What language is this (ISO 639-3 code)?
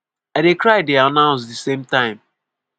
pcm